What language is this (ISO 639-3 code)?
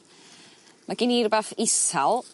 cym